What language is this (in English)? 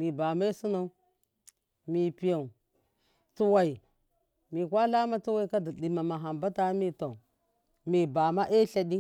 Miya